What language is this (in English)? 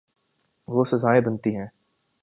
Urdu